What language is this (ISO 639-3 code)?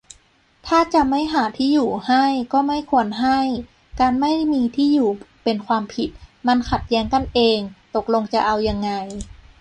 tha